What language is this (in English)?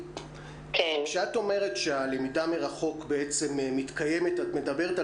Hebrew